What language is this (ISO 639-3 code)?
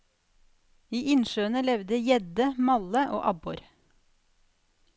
nor